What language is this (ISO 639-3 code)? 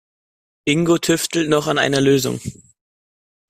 deu